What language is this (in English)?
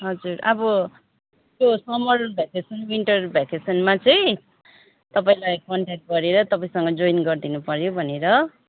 Nepali